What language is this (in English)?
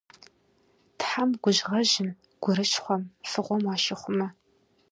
Kabardian